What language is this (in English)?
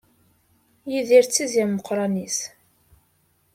Kabyle